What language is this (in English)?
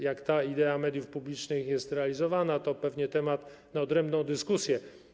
Polish